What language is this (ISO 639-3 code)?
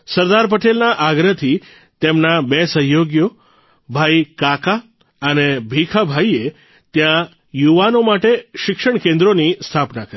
guj